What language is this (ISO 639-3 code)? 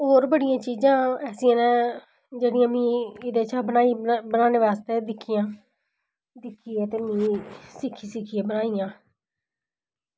doi